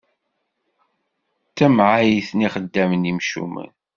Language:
Kabyle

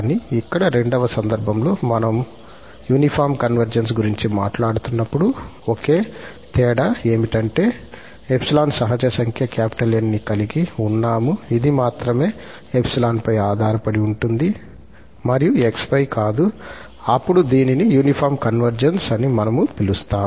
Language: Telugu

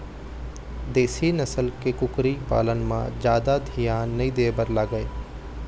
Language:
Chhattisgarhi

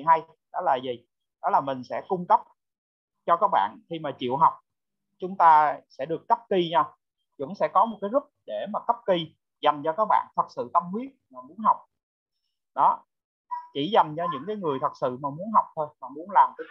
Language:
Vietnamese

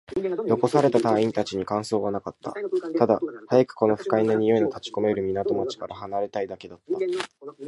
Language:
Japanese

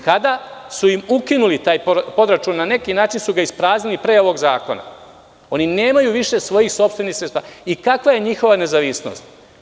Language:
Serbian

